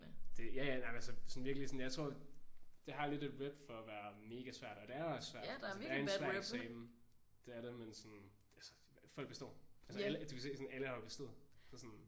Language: Danish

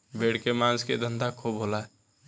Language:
Bhojpuri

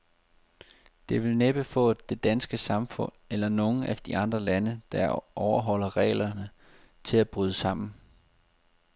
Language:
Danish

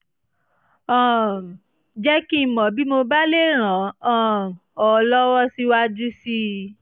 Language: Yoruba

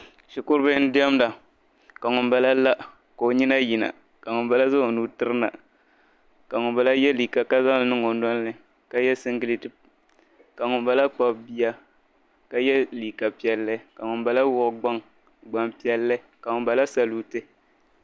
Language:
Dagbani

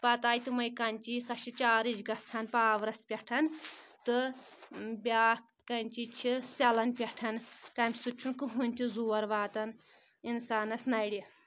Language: Kashmiri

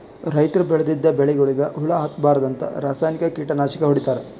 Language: Kannada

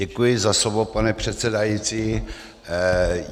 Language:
Czech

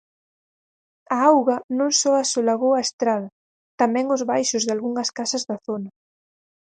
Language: Galician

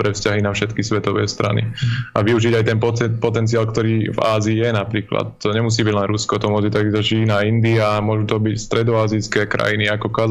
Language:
Slovak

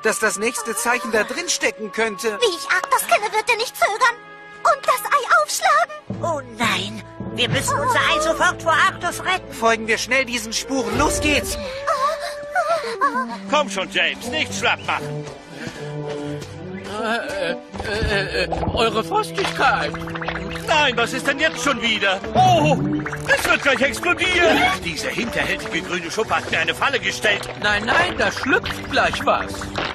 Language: German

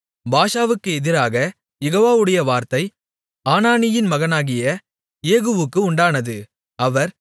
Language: Tamil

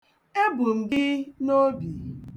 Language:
Igbo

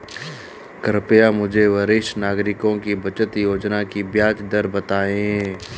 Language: Hindi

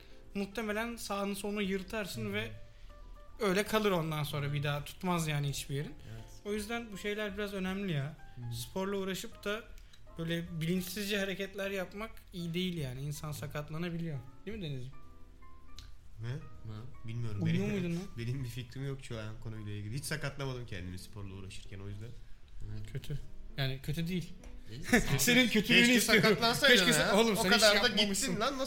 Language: Turkish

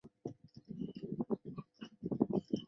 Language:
Chinese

